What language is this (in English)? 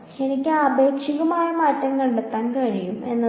Malayalam